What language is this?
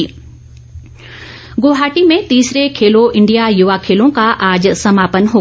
Hindi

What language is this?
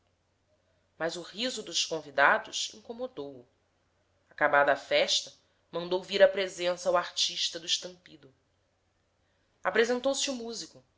Portuguese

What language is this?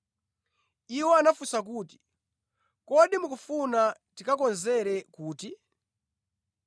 Nyanja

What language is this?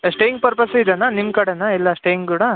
Kannada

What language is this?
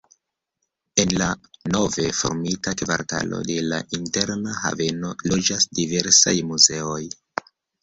Esperanto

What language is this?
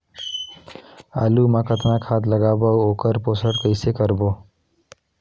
Chhattisgarhi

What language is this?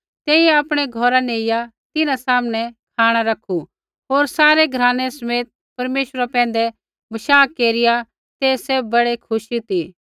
Kullu Pahari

